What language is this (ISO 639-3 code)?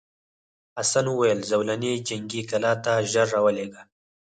pus